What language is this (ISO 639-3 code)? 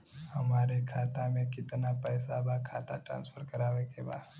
bho